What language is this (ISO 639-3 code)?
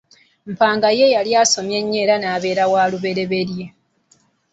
lug